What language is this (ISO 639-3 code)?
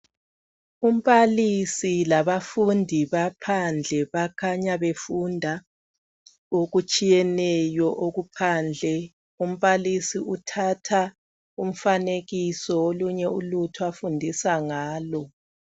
nde